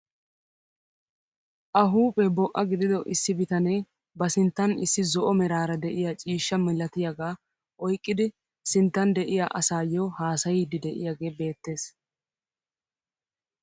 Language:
Wolaytta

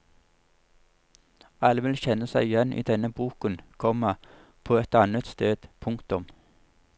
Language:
Norwegian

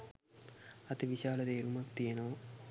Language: Sinhala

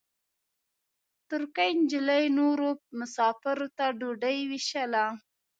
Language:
Pashto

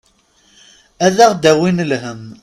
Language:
Kabyle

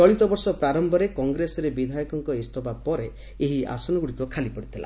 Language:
Odia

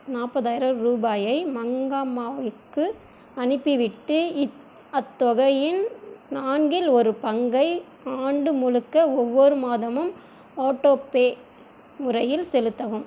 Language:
Tamil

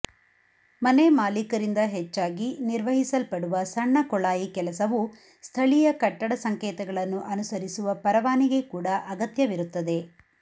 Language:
Kannada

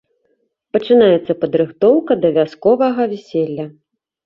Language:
Belarusian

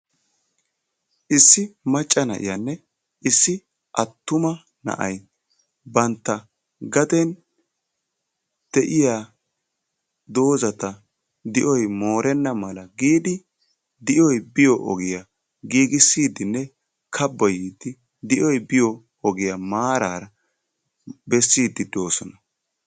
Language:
Wolaytta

